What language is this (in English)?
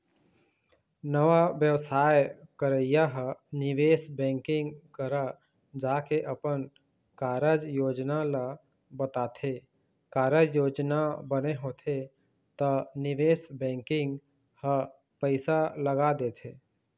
Chhattisgarhi